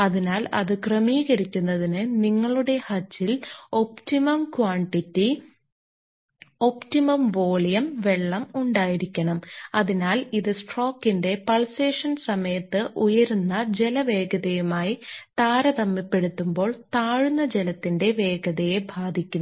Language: Malayalam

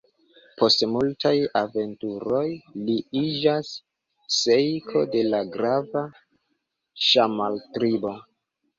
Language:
Esperanto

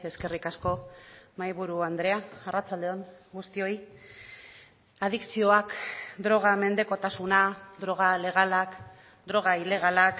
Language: Basque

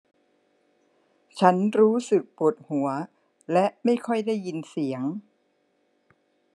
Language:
Thai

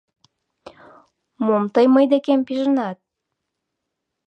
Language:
Mari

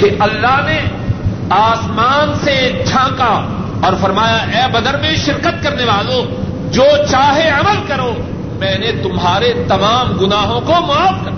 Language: Urdu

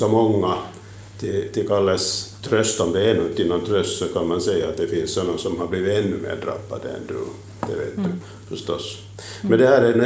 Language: Swedish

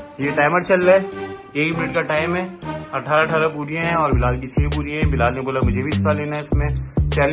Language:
Hindi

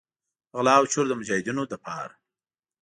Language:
Pashto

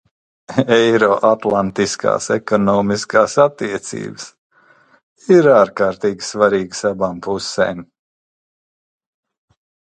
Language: Latvian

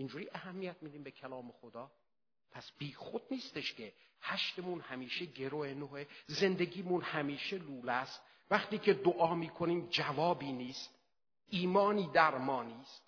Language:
Persian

